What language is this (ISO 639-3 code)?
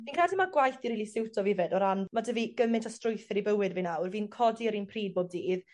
cym